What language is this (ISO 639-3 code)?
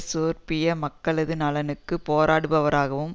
tam